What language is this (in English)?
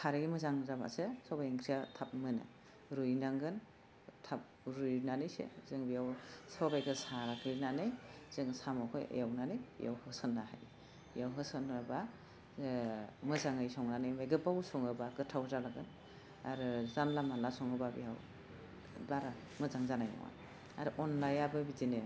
Bodo